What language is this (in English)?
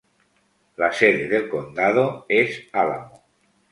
Spanish